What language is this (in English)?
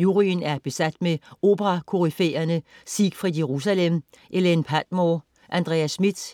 Danish